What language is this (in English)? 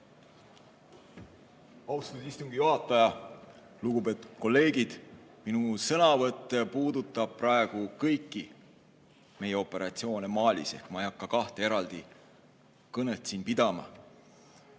Estonian